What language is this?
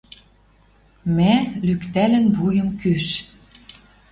Western Mari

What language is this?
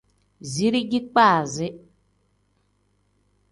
Tem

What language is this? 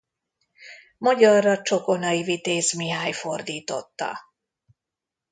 Hungarian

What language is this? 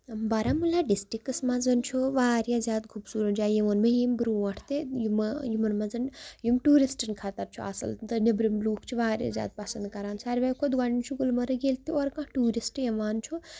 Kashmiri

